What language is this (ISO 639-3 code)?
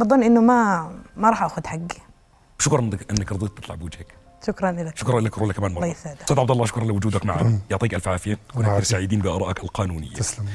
ara